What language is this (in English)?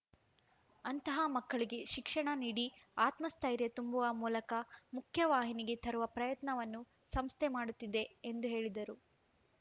Kannada